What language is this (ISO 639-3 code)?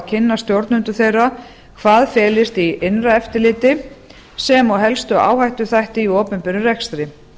isl